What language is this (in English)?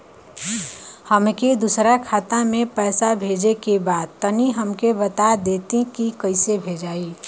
Bhojpuri